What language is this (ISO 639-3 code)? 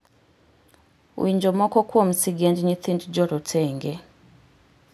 luo